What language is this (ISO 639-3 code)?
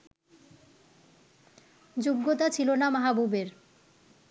ben